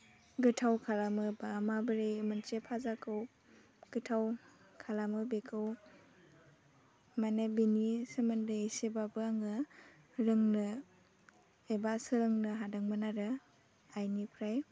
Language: Bodo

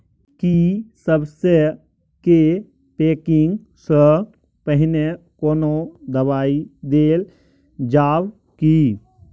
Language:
Maithili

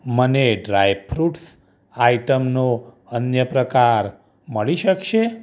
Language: Gujarati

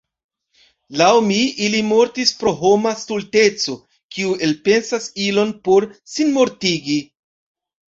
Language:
Esperanto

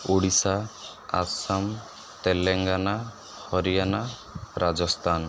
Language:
Odia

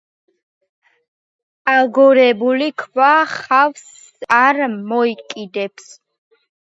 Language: Georgian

